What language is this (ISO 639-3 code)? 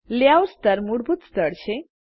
guj